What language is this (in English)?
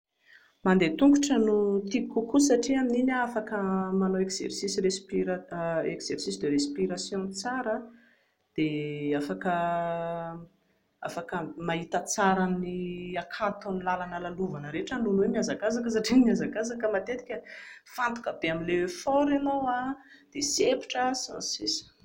Malagasy